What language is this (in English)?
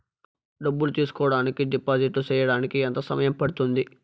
Telugu